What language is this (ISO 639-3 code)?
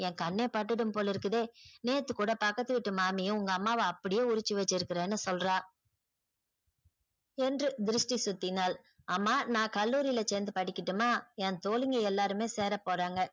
tam